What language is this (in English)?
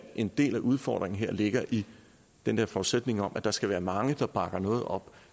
Danish